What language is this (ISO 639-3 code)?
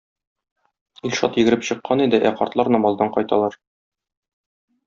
tat